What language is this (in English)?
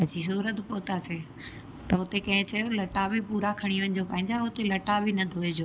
Sindhi